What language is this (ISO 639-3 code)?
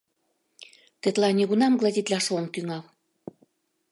chm